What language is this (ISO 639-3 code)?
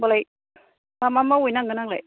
brx